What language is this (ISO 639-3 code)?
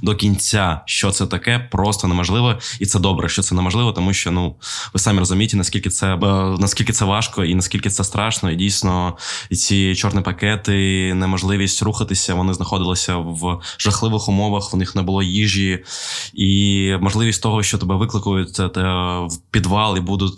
ukr